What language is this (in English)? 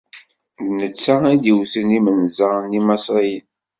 Kabyle